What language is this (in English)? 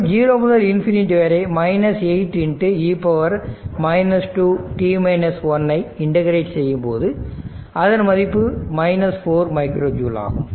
Tamil